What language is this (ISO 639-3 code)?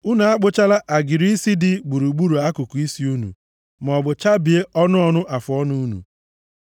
ibo